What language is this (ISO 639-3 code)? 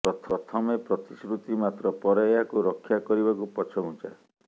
ori